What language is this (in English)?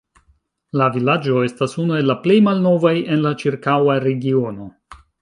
Esperanto